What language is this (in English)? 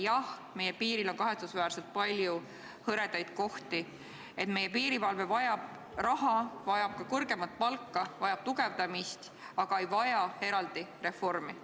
Estonian